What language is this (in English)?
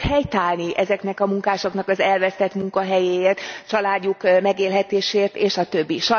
Hungarian